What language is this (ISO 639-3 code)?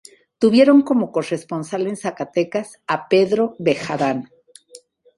spa